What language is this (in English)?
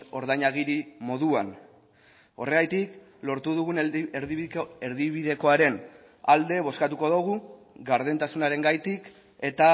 Basque